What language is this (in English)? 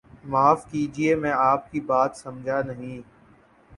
Urdu